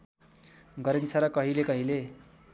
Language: Nepali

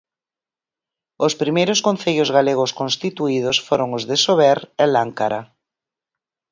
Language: Galician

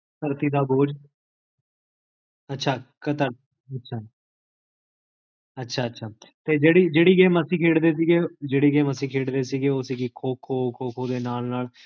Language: Punjabi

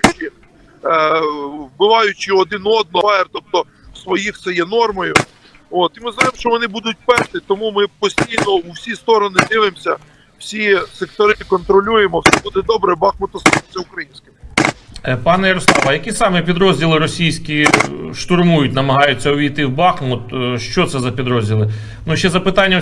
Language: Ukrainian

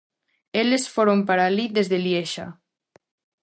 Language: Galician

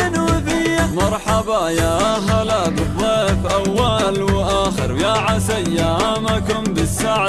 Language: Arabic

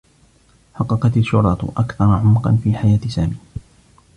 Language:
Arabic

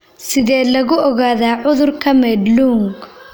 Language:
Somali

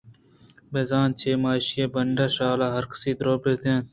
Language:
Eastern Balochi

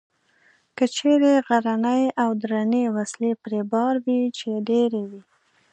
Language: Pashto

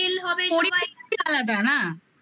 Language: Bangla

